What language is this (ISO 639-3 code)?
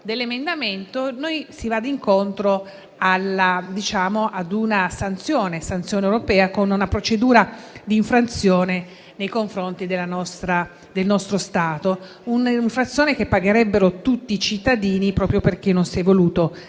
ita